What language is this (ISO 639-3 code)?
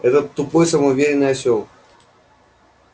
rus